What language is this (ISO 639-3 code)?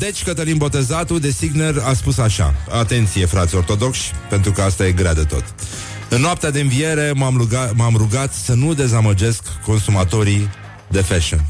ron